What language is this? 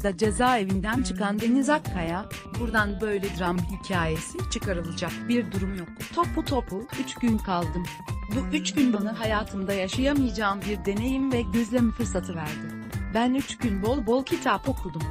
Turkish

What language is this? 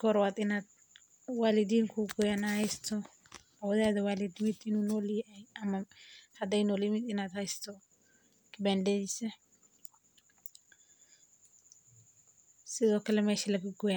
Somali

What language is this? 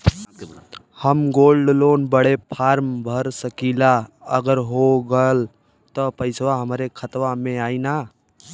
Bhojpuri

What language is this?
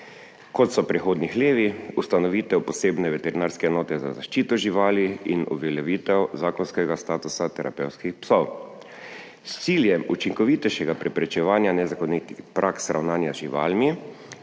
Slovenian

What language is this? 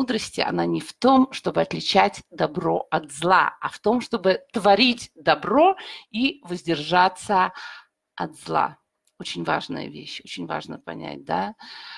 Russian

